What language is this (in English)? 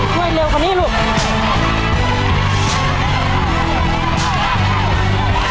Thai